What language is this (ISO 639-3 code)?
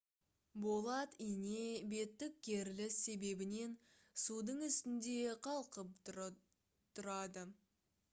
kaz